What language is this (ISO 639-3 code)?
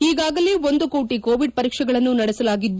kan